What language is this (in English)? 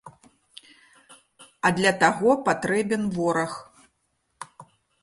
Belarusian